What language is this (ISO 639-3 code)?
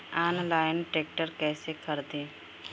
bho